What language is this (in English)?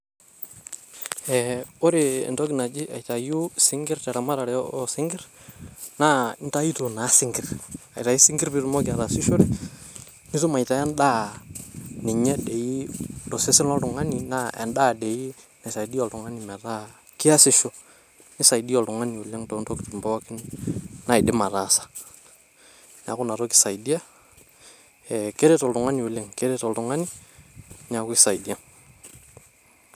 Masai